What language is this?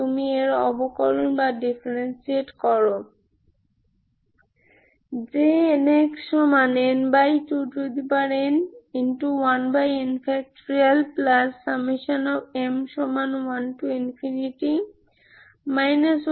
Bangla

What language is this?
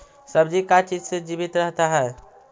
Magahi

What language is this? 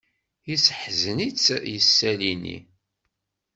Kabyle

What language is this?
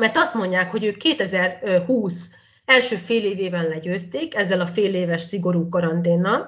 Hungarian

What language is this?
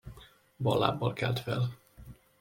Hungarian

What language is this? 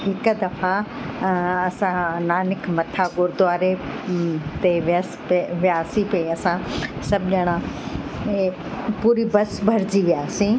Sindhi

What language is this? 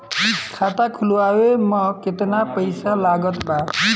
Bhojpuri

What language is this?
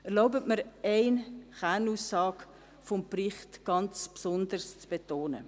Swiss German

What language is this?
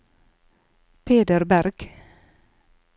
Norwegian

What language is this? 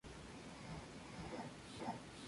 Spanish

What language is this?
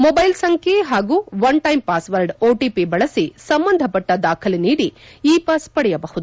Kannada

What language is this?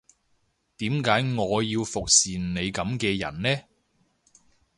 Cantonese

